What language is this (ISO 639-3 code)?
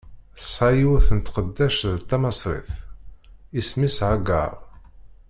kab